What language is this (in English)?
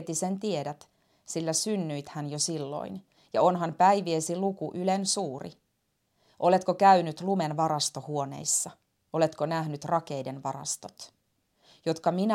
Finnish